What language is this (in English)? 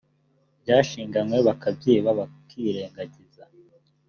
Kinyarwanda